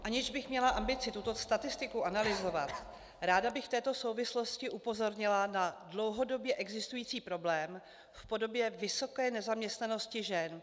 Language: Czech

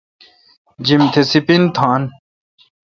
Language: Kalkoti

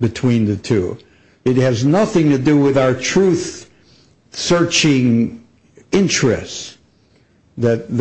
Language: English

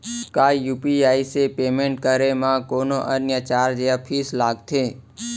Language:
Chhattisgarhi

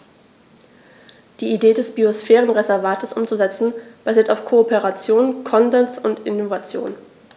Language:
German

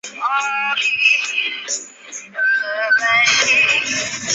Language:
Chinese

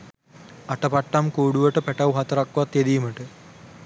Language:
Sinhala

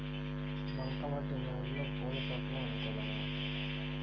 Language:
Telugu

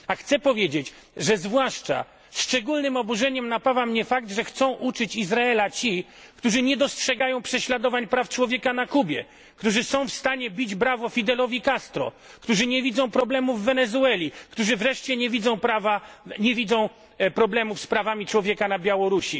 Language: Polish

